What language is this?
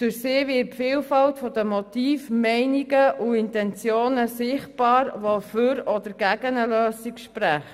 Swiss German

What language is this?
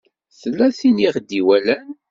Kabyle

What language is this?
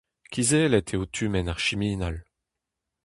Breton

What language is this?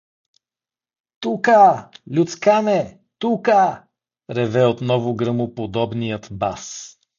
Bulgarian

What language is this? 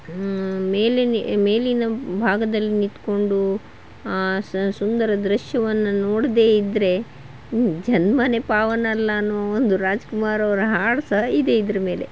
Kannada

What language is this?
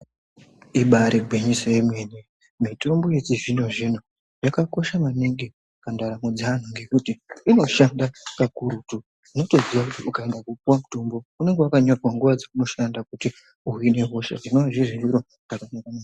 Ndau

